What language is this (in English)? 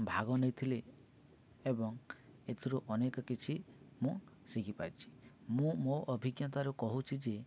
Odia